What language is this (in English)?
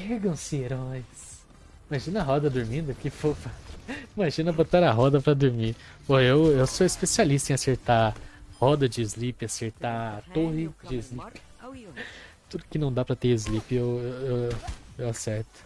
Portuguese